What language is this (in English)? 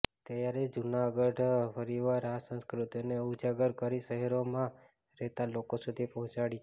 Gujarati